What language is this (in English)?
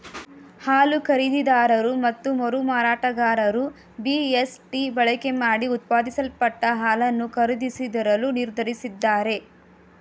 Kannada